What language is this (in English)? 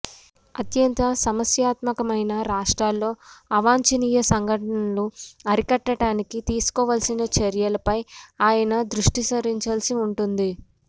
Telugu